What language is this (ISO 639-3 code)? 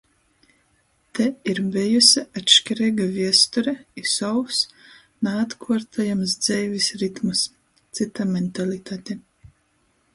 ltg